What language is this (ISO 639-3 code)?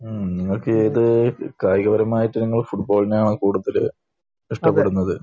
mal